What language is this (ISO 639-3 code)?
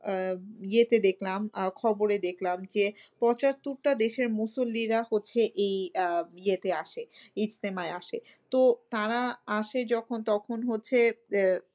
ben